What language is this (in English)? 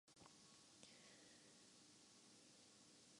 Urdu